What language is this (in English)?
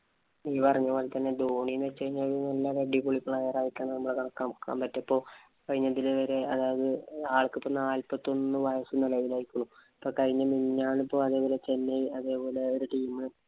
Malayalam